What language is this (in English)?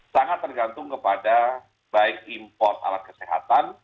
Indonesian